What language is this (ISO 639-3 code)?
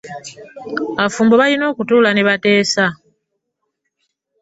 lug